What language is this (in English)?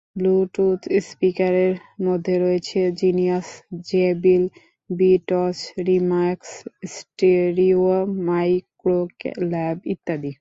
Bangla